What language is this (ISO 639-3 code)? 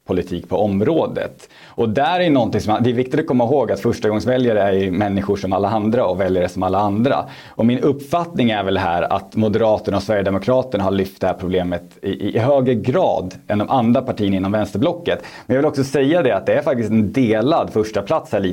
swe